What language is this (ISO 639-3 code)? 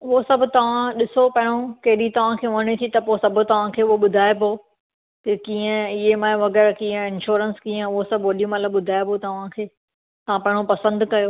snd